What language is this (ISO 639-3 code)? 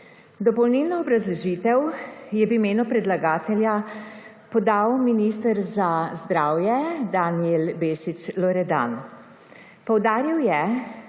slv